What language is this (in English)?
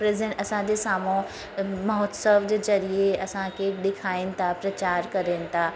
Sindhi